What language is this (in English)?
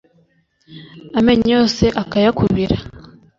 Kinyarwanda